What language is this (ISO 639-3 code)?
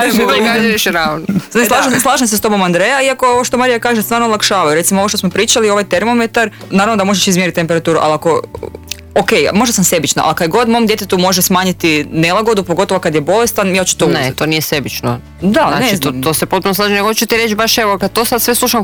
hrv